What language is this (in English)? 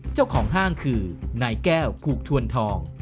Thai